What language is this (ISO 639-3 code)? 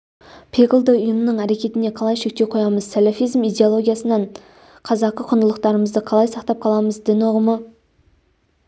kaz